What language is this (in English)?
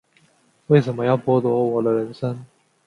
Chinese